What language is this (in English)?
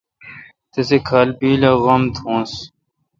Kalkoti